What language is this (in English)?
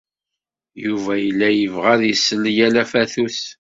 Kabyle